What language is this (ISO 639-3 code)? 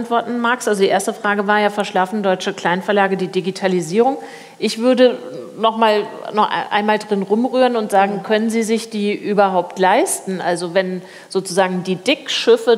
deu